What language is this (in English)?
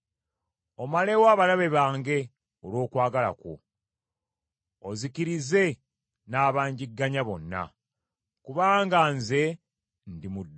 Ganda